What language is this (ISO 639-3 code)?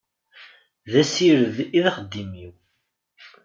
kab